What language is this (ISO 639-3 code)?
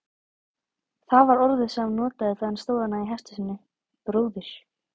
isl